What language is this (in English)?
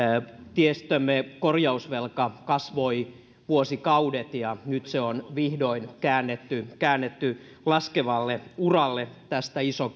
Finnish